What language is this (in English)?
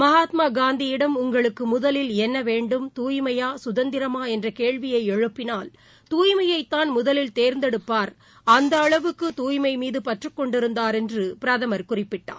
Tamil